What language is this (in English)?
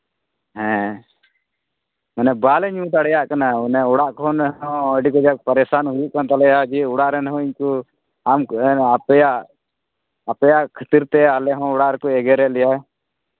Santali